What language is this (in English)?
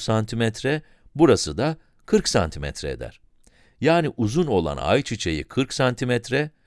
Turkish